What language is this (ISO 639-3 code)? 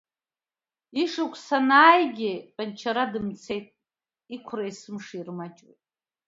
abk